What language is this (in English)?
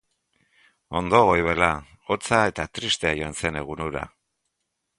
Basque